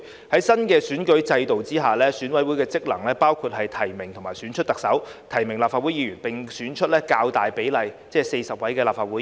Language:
Cantonese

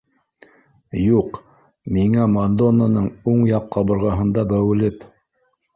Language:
Bashkir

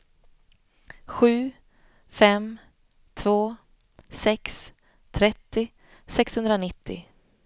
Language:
Swedish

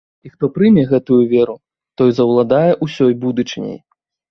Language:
Belarusian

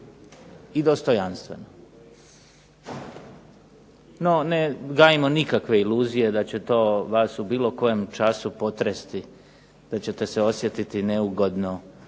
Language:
Croatian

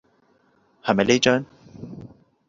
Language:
Cantonese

